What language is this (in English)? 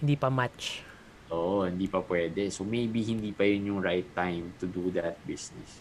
Filipino